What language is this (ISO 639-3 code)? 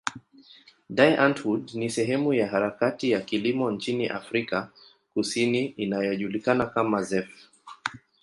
swa